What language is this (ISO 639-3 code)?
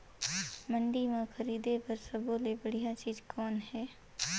hne